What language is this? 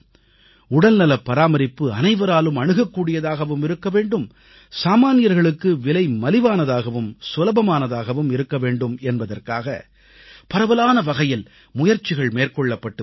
Tamil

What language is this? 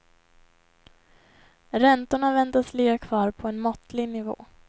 Swedish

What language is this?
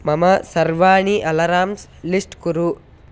Sanskrit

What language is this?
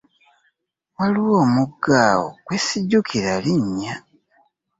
Ganda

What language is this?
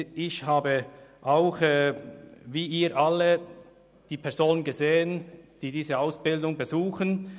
Swiss German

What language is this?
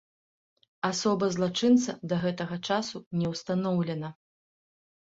Belarusian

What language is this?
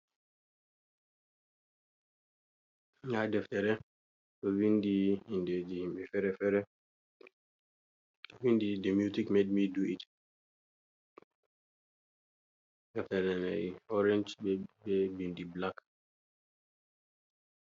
Fula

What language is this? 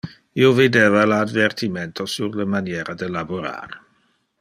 Interlingua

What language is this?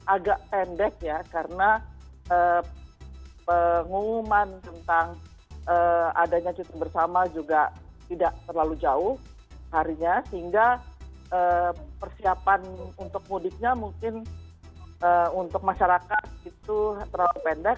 Indonesian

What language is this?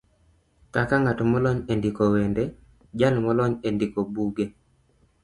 Luo (Kenya and Tanzania)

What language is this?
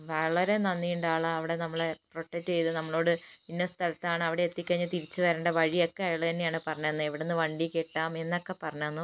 Malayalam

